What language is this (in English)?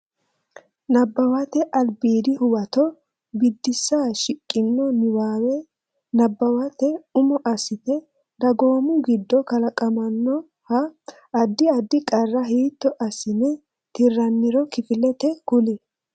Sidamo